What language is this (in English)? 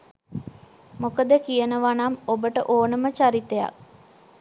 Sinhala